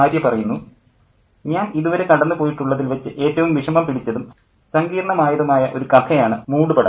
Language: Malayalam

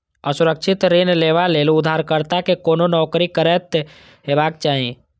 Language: Maithili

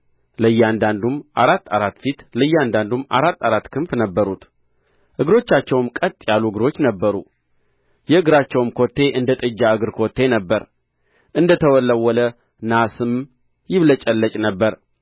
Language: Amharic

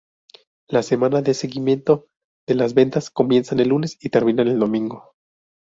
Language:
Spanish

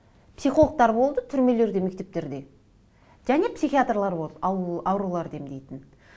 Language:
Kazakh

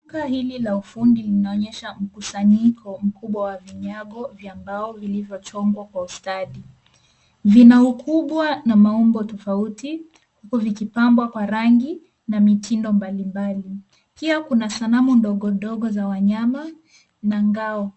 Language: Swahili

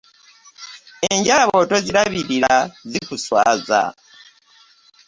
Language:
Ganda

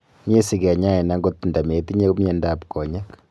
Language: Kalenjin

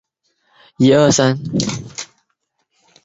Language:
Chinese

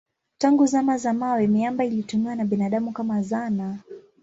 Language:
Swahili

